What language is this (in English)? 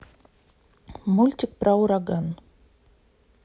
Russian